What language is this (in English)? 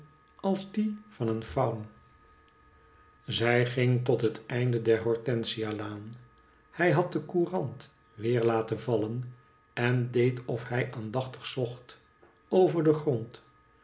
Dutch